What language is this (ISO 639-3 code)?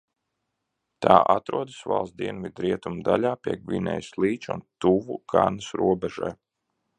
lav